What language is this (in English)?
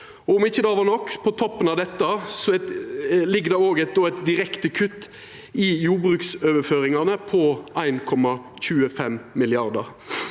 Norwegian